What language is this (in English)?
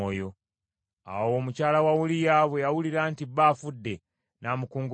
Ganda